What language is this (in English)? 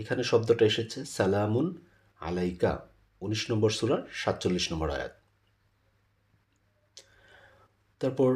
Bangla